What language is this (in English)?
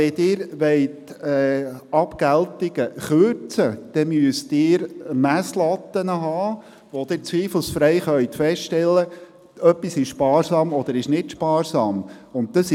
Swiss German